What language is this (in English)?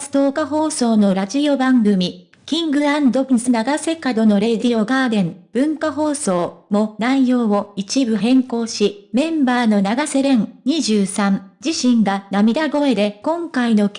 Japanese